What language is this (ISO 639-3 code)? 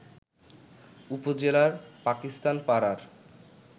ben